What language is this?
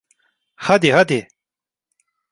Turkish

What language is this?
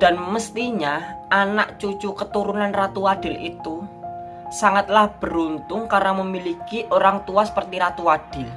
Indonesian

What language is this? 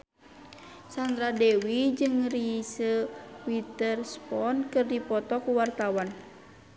Sundanese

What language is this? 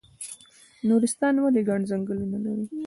Pashto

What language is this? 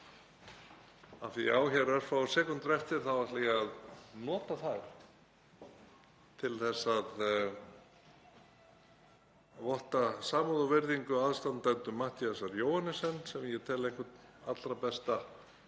Icelandic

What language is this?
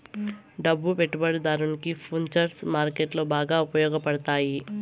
Telugu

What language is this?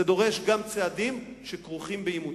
Hebrew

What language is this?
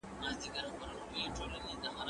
Pashto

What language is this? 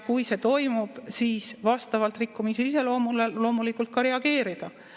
Estonian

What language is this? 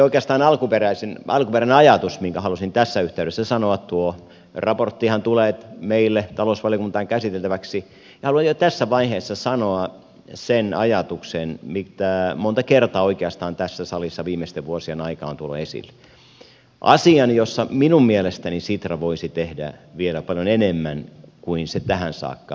Finnish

